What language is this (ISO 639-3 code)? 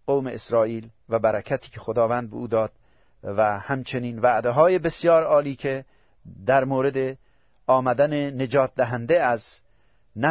fas